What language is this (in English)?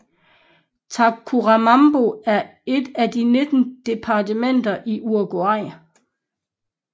Danish